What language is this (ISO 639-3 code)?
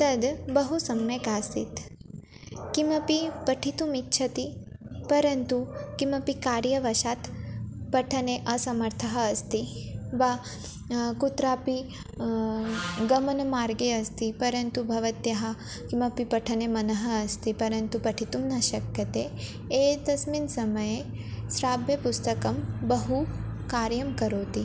san